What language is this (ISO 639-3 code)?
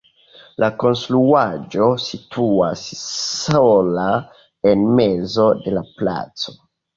epo